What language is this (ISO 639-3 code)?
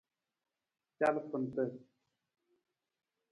nmz